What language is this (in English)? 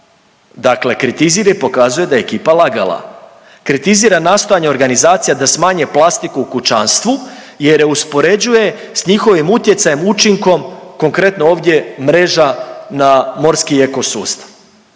Croatian